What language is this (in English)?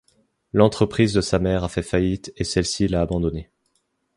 French